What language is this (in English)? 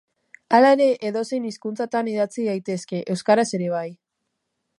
Basque